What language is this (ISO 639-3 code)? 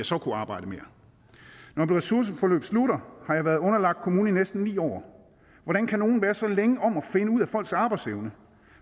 dan